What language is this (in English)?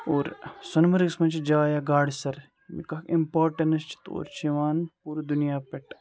Kashmiri